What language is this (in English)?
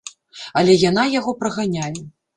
Belarusian